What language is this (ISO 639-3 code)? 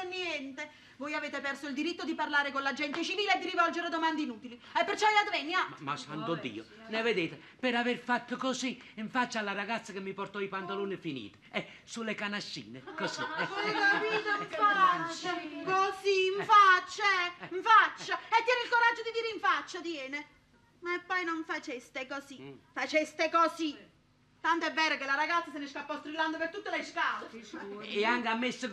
ita